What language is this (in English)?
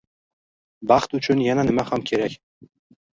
Uzbek